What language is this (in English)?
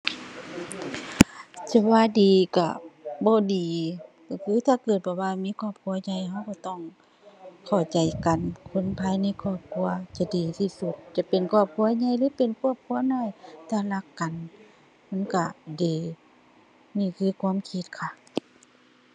Thai